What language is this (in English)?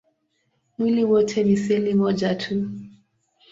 Swahili